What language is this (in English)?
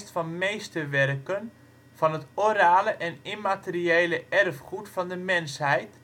Dutch